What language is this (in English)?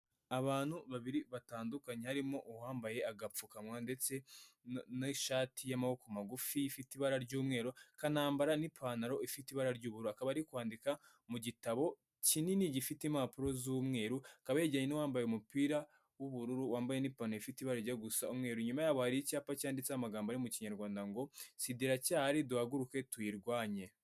Kinyarwanda